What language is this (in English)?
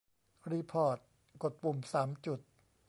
Thai